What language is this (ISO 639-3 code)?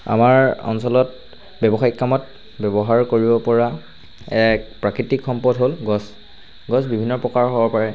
asm